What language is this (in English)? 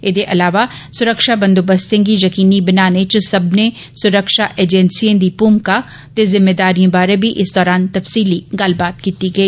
Dogri